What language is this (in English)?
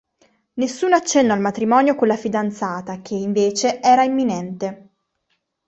Italian